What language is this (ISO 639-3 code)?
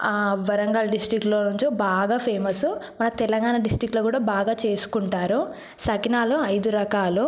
tel